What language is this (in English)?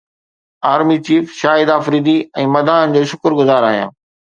Sindhi